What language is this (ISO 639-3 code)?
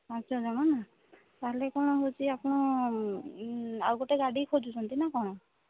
ori